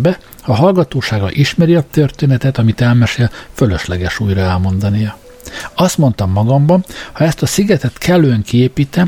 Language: Hungarian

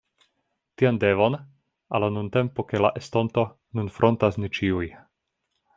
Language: Esperanto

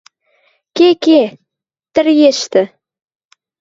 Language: Western Mari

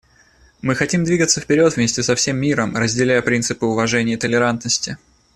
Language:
Russian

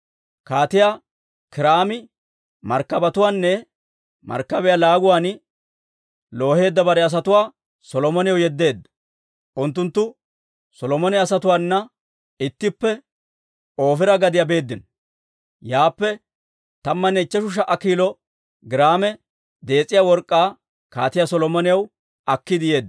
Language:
Dawro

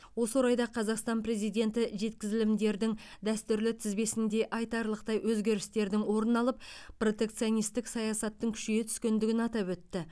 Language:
Kazakh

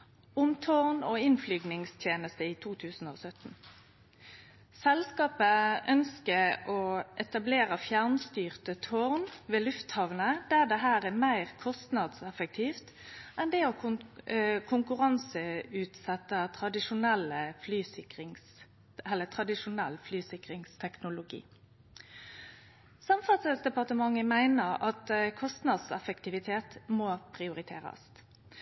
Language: Norwegian Nynorsk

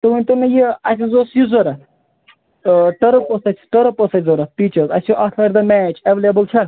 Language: Kashmiri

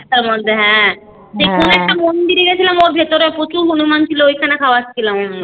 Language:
Bangla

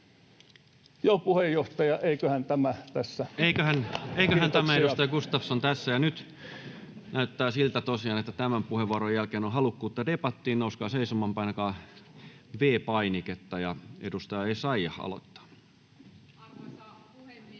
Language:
Finnish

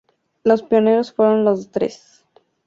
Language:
Spanish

